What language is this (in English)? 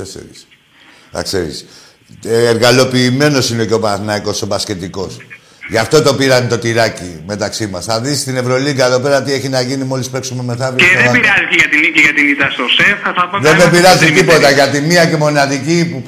Greek